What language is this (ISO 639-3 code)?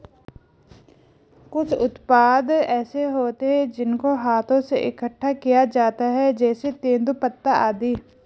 hin